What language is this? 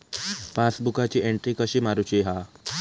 Marathi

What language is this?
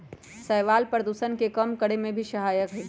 Magahi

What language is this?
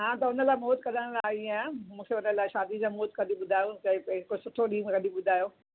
Sindhi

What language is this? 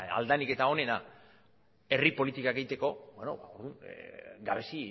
Basque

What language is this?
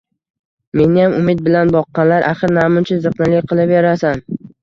Uzbek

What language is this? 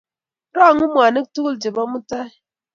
Kalenjin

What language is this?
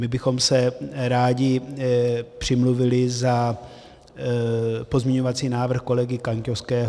Czech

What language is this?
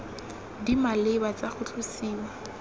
Tswana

